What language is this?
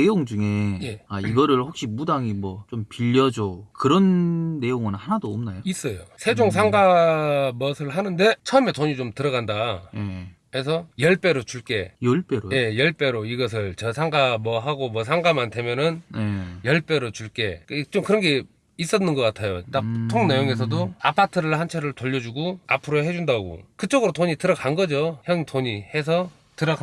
Korean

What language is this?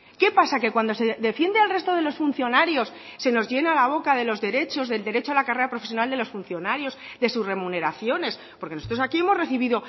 Spanish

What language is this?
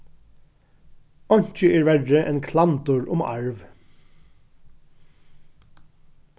Faroese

